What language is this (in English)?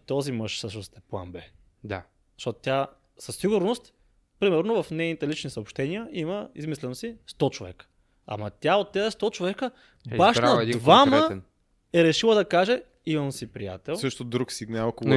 Bulgarian